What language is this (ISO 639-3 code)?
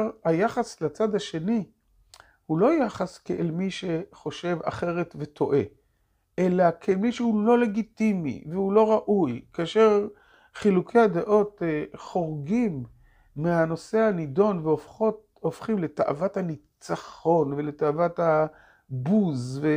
heb